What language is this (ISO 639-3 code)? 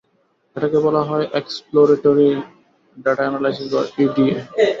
ben